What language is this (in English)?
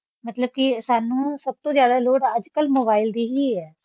Punjabi